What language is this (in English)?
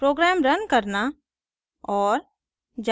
Hindi